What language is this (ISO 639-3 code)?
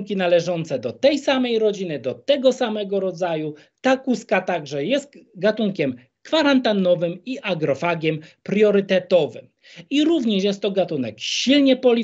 pol